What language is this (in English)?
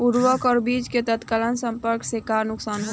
Bhojpuri